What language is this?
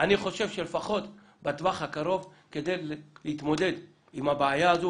Hebrew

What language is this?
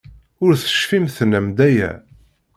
Kabyle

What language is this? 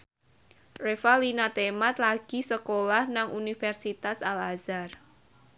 Javanese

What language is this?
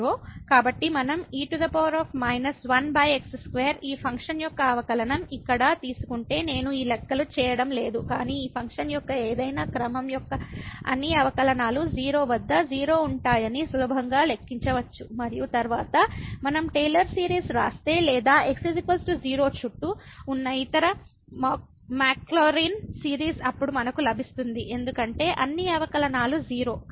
Telugu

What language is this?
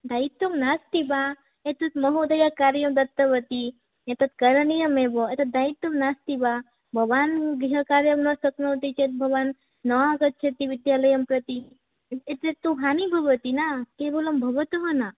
Sanskrit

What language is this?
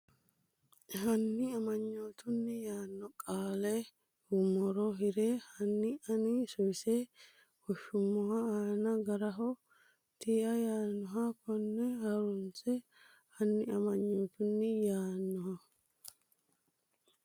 Sidamo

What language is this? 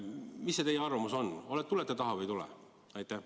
Estonian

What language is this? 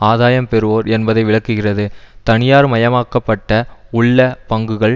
Tamil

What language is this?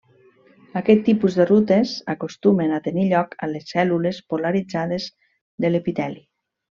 Catalan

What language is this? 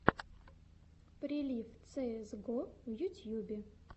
Russian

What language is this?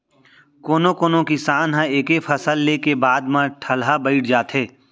Chhattisgarhi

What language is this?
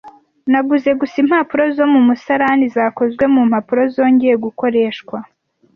Kinyarwanda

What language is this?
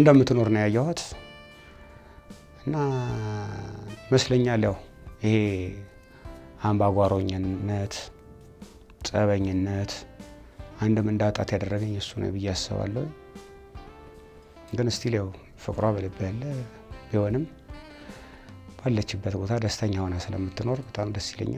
Arabic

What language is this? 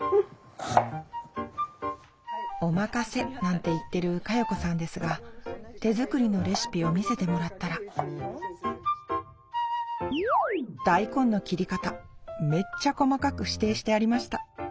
Japanese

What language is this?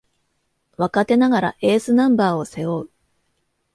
Japanese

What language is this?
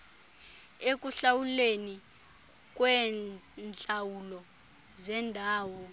Xhosa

